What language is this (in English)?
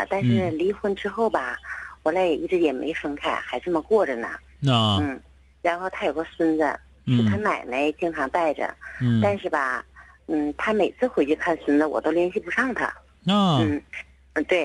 Chinese